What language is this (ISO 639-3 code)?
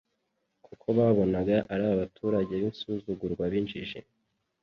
kin